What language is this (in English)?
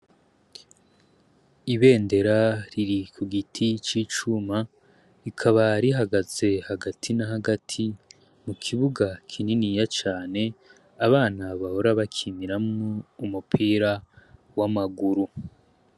Rundi